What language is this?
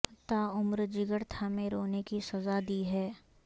Urdu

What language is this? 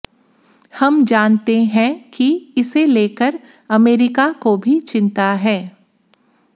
Hindi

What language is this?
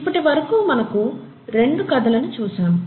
Telugu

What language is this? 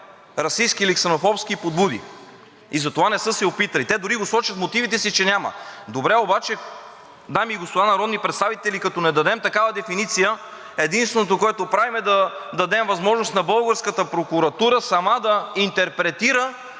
Bulgarian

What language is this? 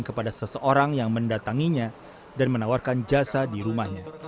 Indonesian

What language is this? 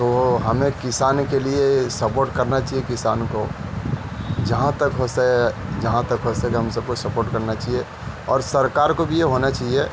Urdu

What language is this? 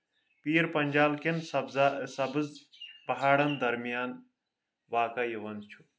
Kashmiri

